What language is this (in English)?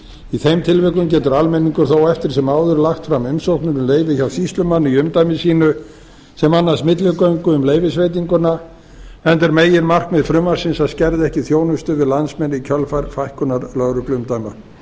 Icelandic